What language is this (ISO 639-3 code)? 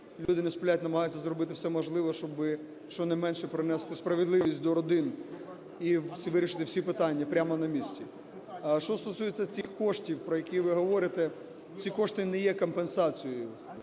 ukr